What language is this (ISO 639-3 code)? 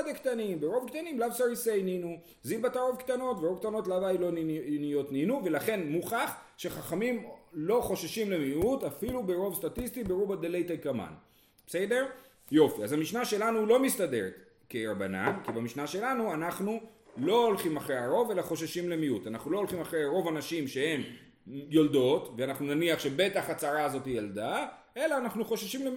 heb